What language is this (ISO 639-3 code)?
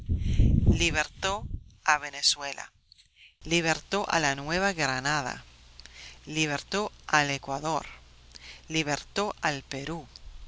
spa